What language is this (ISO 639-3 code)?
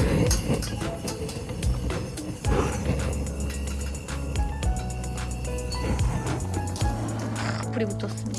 kor